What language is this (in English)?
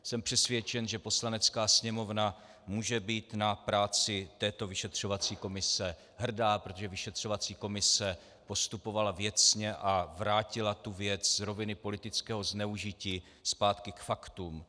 Czech